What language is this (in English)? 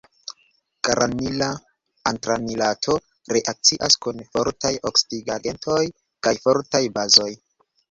Esperanto